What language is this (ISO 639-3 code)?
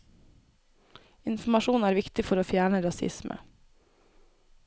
nor